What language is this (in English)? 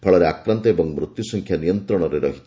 Odia